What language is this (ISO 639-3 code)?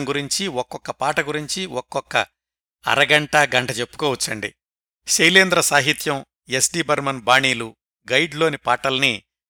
tel